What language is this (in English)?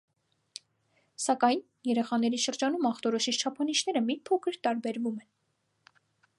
Armenian